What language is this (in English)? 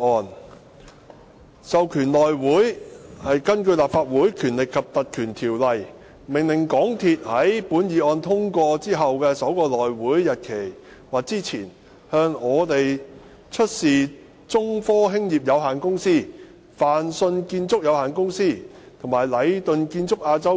Cantonese